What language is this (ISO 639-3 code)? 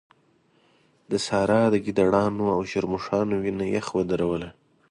pus